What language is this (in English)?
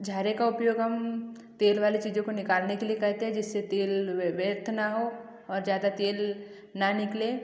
Hindi